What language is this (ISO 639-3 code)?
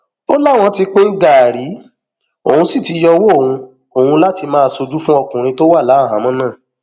yor